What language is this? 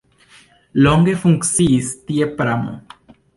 Esperanto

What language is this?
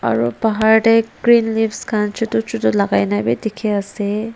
Naga Pidgin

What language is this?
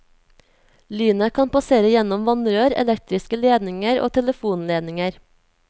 Norwegian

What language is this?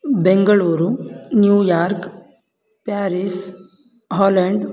Sanskrit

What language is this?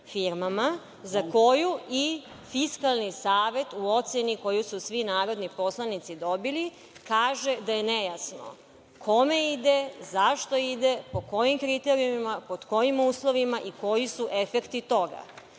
Serbian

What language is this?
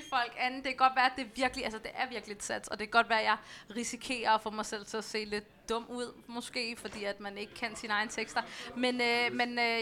Danish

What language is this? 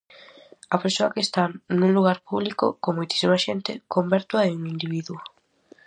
Galician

